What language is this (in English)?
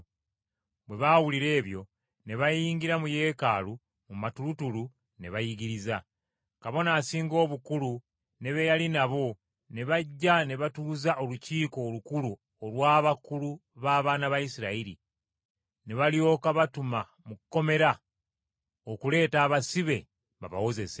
Ganda